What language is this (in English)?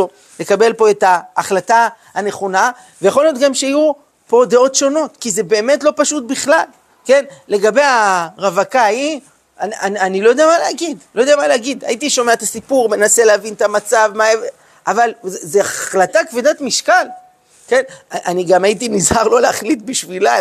Hebrew